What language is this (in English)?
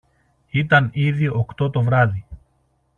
Greek